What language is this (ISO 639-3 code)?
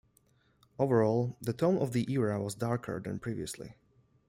eng